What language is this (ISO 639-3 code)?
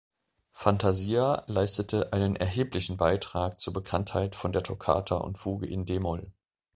deu